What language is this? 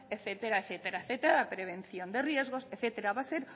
Spanish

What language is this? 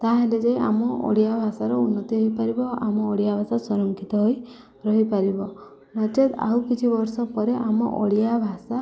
Odia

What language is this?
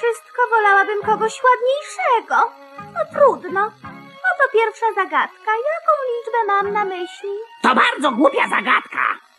Polish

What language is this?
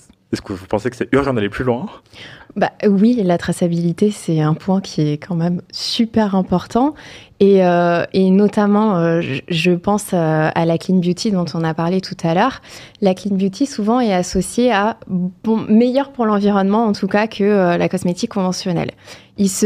French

